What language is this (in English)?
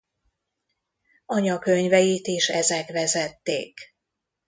Hungarian